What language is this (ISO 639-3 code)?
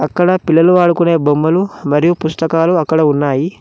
tel